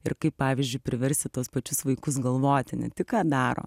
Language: Lithuanian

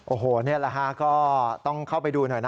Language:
Thai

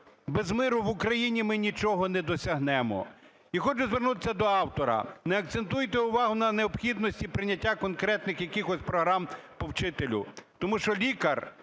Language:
Ukrainian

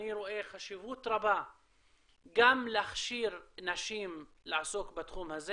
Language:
Hebrew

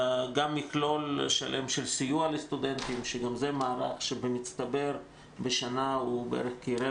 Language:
Hebrew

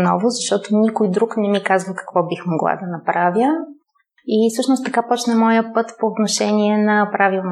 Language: Bulgarian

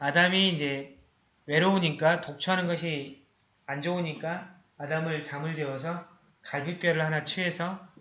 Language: Korean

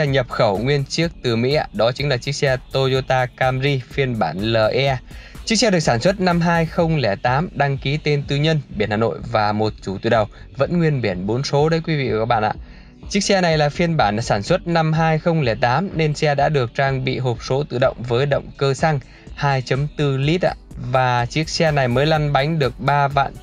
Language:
Vietnamese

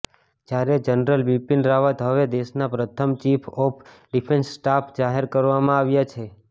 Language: Gujarati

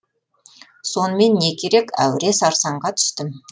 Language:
Kazakh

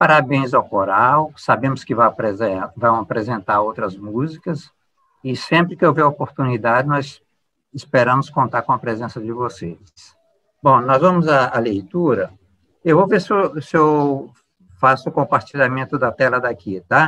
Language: Portuguese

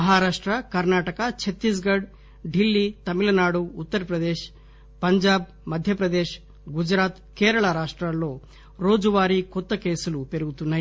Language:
Telugu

